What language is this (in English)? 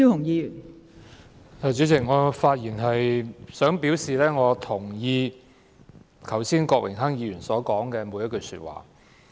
Cantonese